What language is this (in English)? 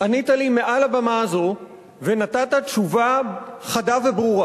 Hebrew